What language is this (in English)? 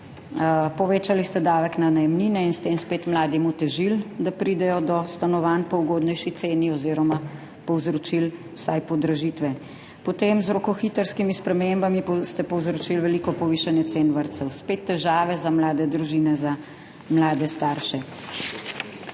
Slovenian